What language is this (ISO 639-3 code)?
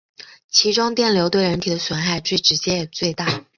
zho